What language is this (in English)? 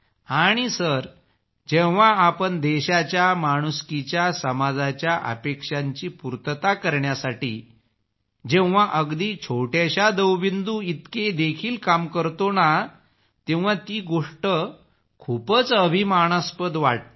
Marathi